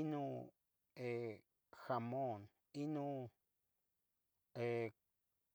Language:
Tetelcingo Nahuatl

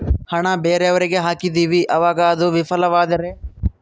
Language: Kannada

